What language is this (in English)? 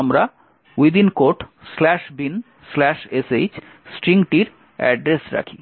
Bangla